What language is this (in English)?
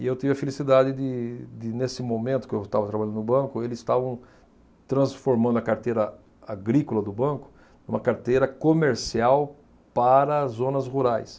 Portuguese